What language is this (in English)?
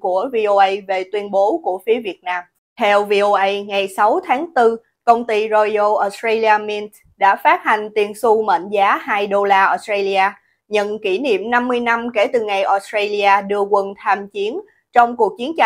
Vietnamese